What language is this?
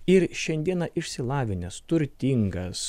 Lithuanian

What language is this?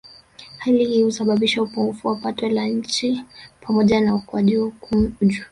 Swahili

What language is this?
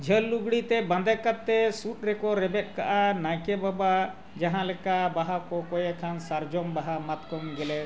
Santali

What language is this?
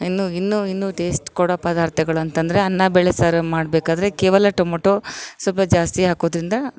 Kannada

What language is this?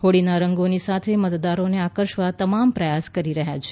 Gujarati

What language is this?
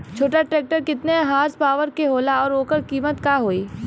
Bhojpuri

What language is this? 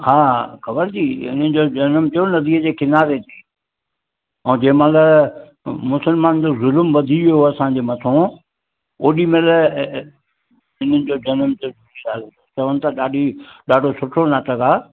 Sindhi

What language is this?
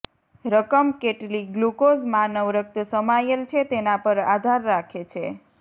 Gujarati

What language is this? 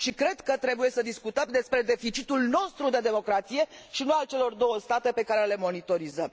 Romanian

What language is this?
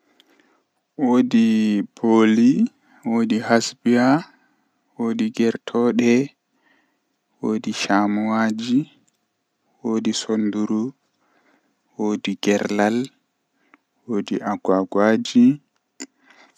Western Niger Fulfulde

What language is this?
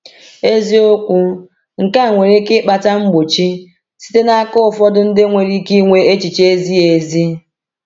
Igbo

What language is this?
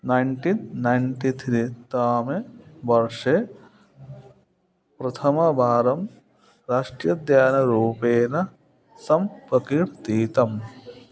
Sanskrit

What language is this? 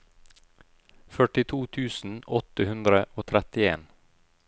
Norwegian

